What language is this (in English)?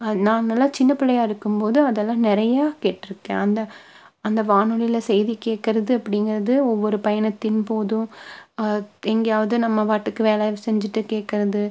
Tamil